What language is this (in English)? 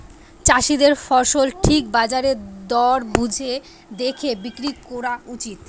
Bangla